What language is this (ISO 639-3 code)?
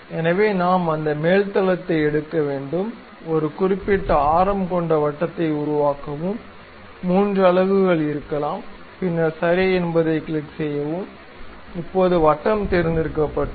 tam